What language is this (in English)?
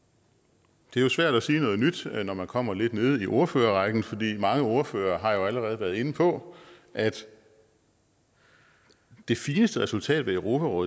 Danish